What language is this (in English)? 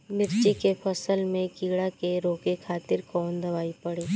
Bhojpuri